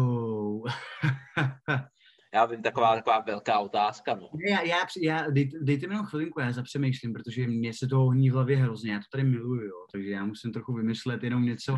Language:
Czech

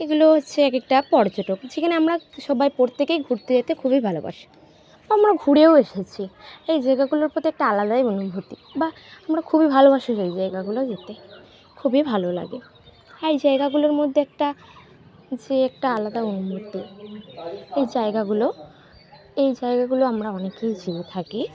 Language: Bangla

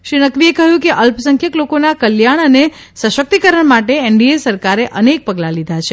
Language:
Gujarati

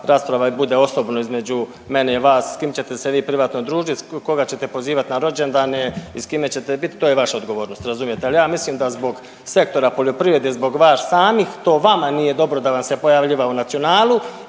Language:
Croatian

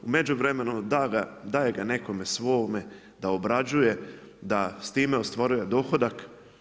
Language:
Croatian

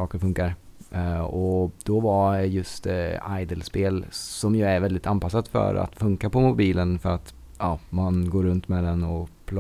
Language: Swedish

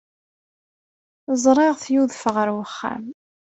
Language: Kabyle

